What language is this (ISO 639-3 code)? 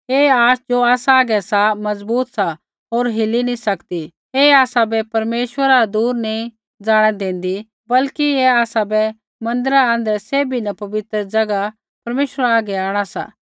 kfx